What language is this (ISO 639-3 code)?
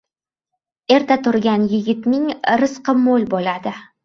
uzb